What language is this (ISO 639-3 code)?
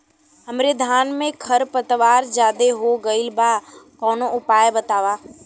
bho